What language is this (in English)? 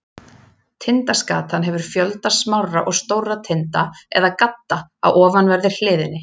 Icelandic